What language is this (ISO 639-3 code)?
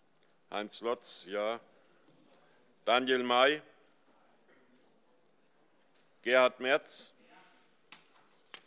deu